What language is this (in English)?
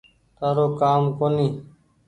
Goaria